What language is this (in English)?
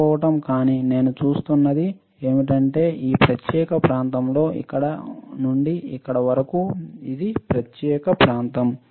Telugu